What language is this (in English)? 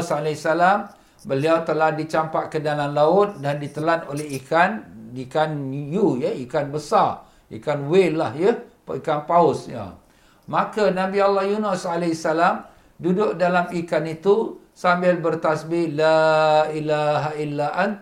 Malay